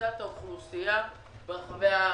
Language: Hebrew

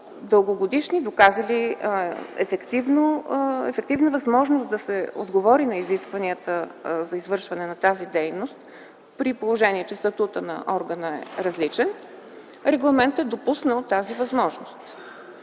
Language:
Bulgarian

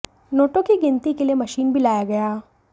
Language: Hindi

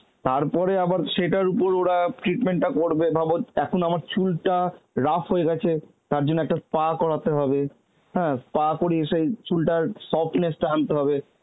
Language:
Bangla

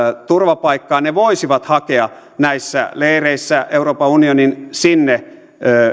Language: Finnish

